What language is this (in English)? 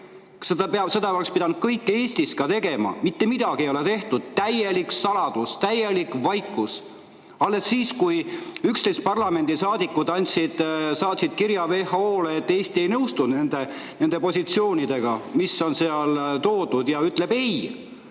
Estonian